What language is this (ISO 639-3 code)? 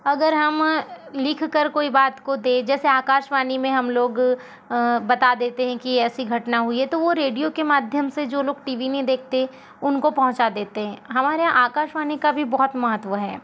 hin